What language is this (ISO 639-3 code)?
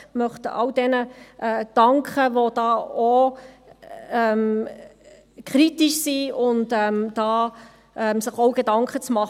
gsw